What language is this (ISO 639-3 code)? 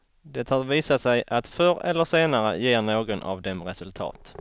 swe